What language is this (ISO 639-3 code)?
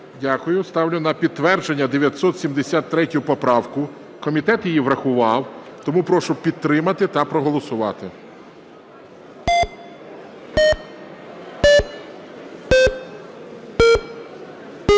ukr